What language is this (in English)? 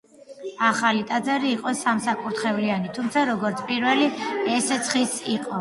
Georgian